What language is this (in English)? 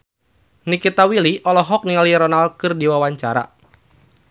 Sundanese